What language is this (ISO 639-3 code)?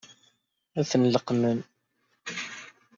kab